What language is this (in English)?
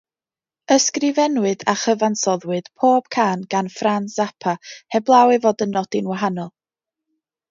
Welsh